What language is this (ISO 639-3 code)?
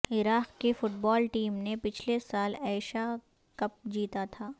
urd